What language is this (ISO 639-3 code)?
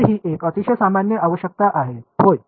mar